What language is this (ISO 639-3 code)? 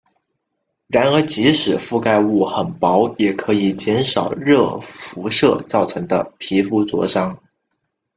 zho